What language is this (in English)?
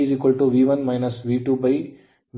Kannada